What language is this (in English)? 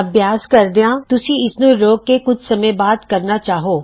Punjabi